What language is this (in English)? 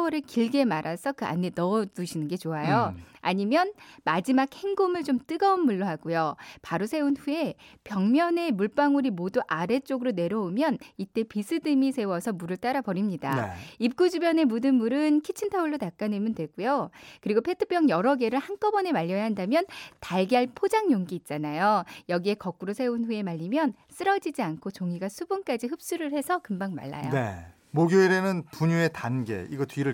Korean